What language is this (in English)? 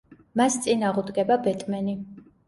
Georgian